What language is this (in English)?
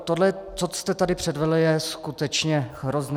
Czech